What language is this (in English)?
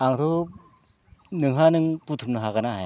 Bodo